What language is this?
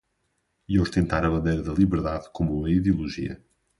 Portuguese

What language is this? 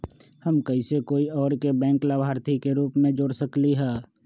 Magahi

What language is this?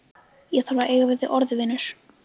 Icelandic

